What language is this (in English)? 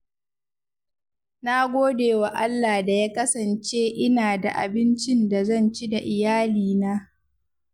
Hausa